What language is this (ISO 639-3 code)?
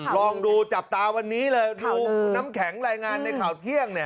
tha